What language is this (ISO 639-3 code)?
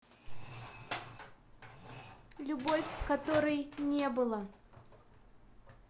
rus